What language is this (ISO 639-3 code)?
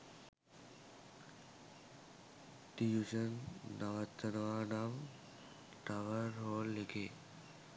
sin